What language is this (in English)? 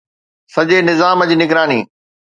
Sindhi